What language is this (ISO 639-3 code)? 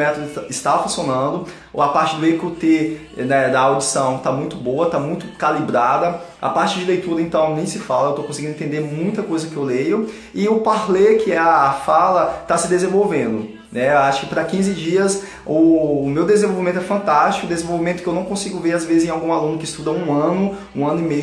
por